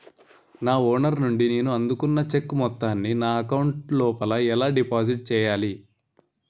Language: Telugu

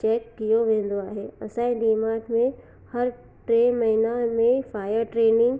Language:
Sindhi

